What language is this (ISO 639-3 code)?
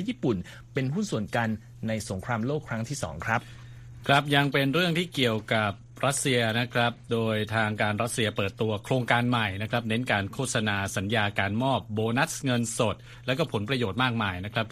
tha